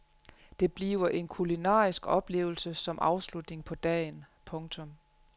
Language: Danish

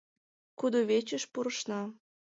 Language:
Mari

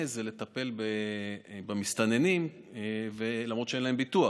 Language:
Hebrew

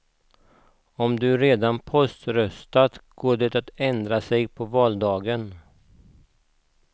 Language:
Swedish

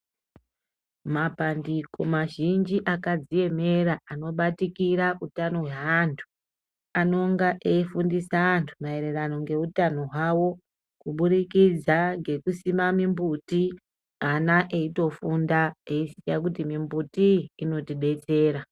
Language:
Ndau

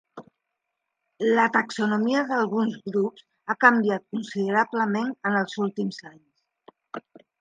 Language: Catalan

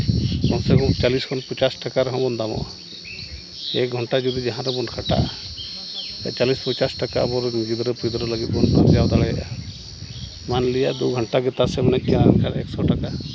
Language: Santali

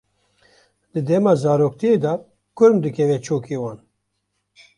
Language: Kurdish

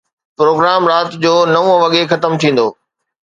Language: Sindhi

